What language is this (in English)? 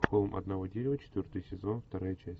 Russian